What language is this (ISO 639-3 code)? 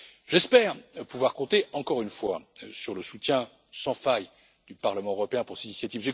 fra